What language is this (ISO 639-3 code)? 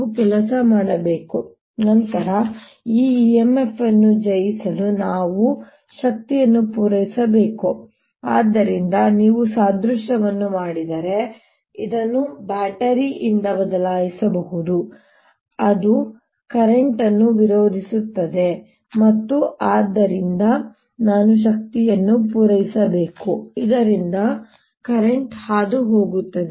kan